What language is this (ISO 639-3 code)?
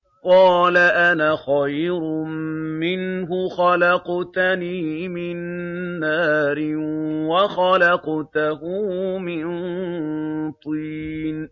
ara